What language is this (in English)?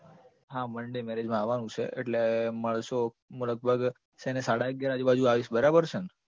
Gujarati